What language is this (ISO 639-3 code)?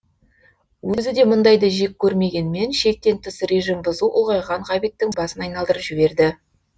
kaz